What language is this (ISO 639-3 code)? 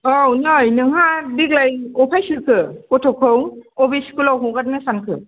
brx